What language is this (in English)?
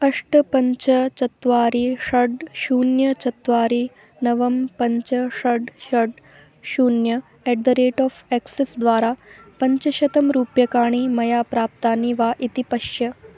Sanskrit